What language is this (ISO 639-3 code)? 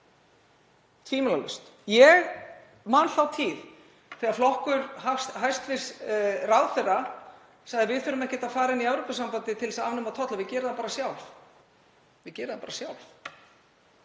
isl